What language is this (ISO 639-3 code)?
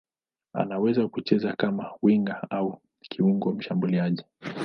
swa